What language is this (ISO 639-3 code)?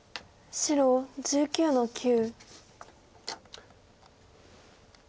jpn